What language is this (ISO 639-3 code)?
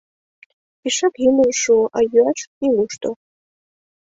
chm